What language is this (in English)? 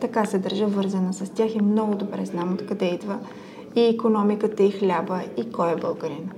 Bulgarian